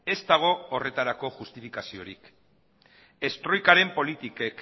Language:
Basque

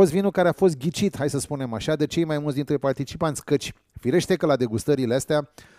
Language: Romanian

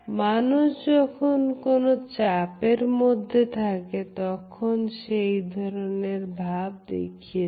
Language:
Bangla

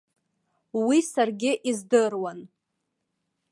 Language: Abkhazian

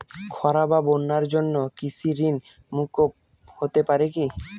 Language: Bangla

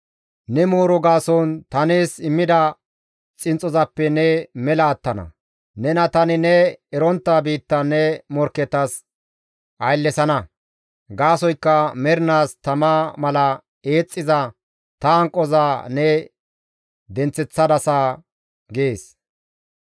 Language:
Gamo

